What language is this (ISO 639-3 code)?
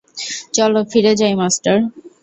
ben